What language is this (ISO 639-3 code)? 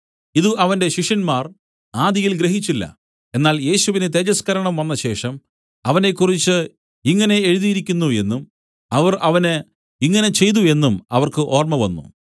mal